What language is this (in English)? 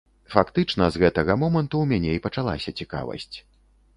Belarusian